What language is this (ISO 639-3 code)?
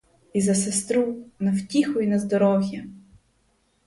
ukr